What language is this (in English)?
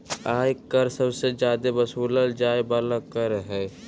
Magahi